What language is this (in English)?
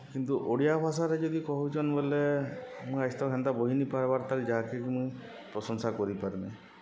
Odia